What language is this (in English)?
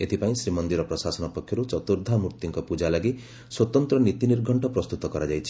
Odia